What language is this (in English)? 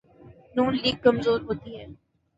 Urdu